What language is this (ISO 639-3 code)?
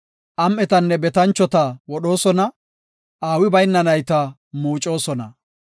gof